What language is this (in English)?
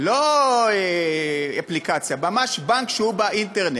Hebrew